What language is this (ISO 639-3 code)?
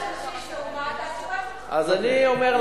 heb